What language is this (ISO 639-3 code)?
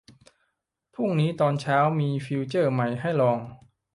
tha